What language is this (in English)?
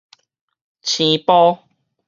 Min Nan Chinese